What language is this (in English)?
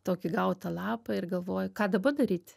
Lithuanian